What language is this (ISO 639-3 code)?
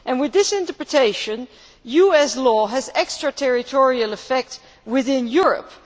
eng